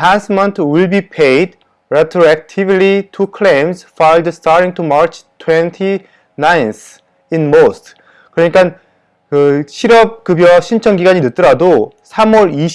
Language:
Korean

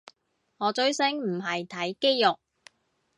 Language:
Cantonese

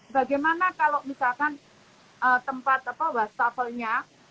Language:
Indonesian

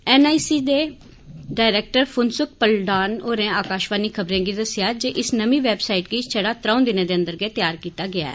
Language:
Dogri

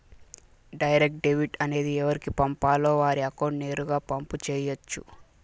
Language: Telugu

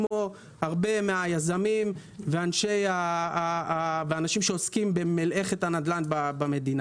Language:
Hebrew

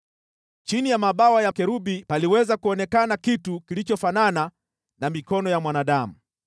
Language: Swahili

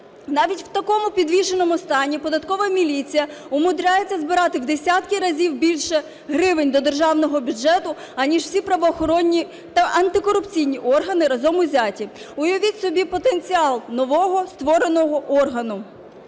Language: Ukrainian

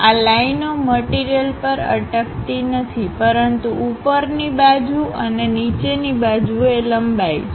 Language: Gujarati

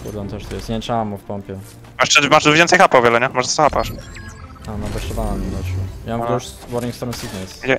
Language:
Polish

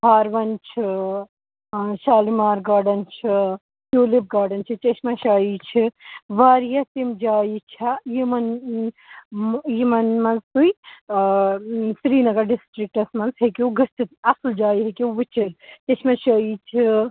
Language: Kashmiri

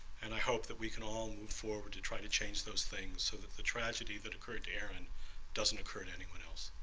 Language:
English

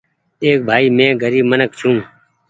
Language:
Goaria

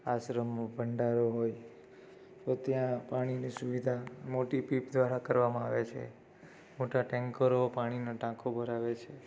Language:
Gujarati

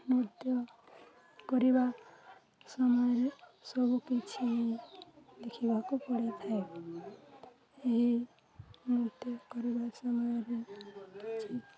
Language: Odia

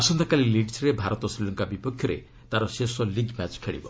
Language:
Odia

